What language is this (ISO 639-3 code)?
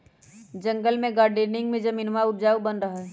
mag